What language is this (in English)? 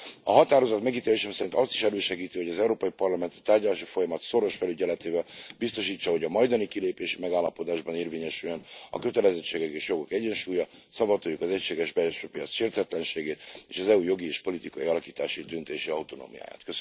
Hungarian